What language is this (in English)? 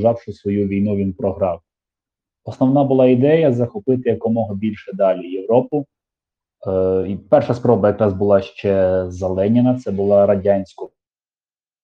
Ukrainian